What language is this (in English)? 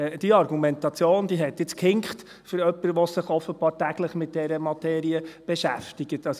Swiss German